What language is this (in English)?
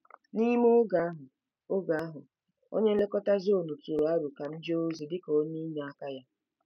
Igbo